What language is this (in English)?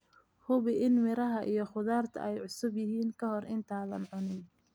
Somali